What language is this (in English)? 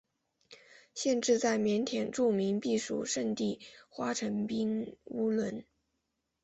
Chinese